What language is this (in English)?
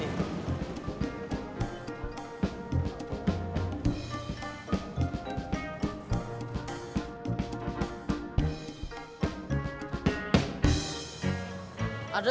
Indonesian